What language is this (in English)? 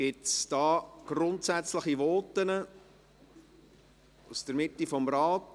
Swiss German